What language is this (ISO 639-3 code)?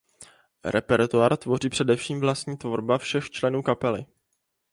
ces